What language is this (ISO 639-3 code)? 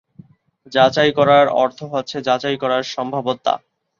ben